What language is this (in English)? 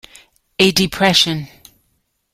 English